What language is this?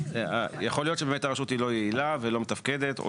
Hebrew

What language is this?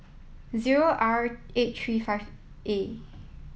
English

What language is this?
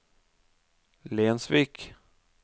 Norwegian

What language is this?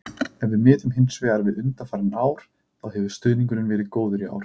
Icelandic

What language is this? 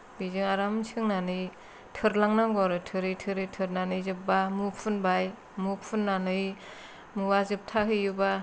Bodo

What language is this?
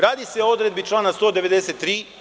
Serbian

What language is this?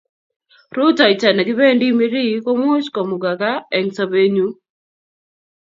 Kalenjin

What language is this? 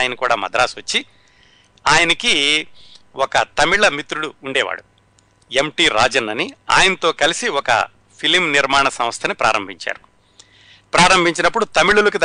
Telugu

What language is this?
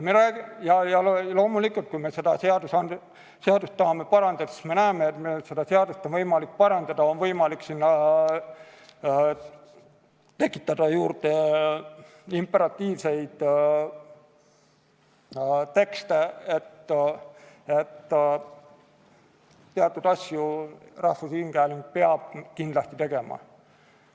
Estonian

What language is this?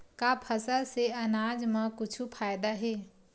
Chhattisgarhi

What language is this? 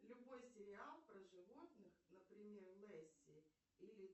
Russian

